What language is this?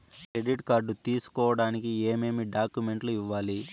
Telugu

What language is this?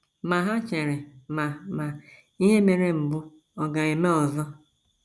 Igbo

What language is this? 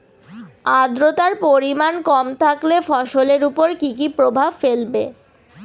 Bangla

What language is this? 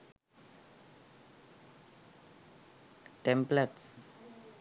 Sinhala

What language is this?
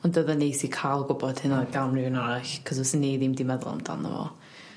Welsh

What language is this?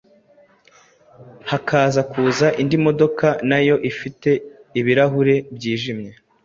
Kinyarwanda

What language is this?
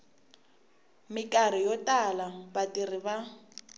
Tsonga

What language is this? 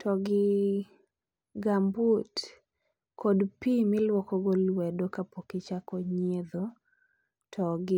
Luo (Kenya and Tanzania)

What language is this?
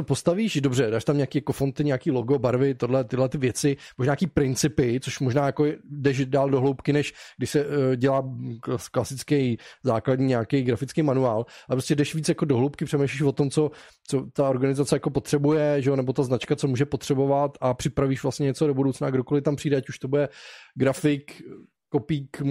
Czech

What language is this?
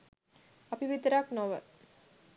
Sinhala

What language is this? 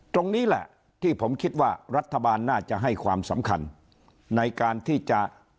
Thai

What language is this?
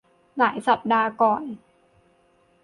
Thai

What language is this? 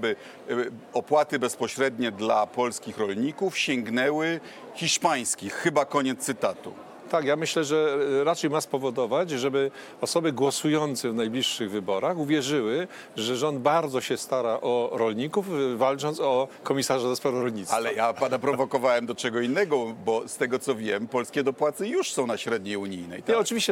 Polish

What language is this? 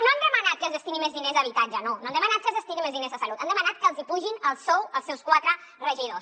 Catalan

